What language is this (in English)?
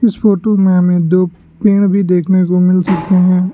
Hindi